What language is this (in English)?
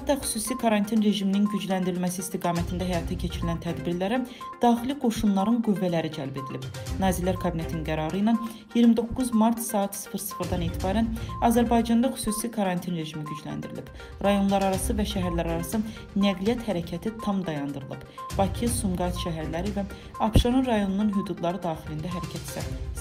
Turkish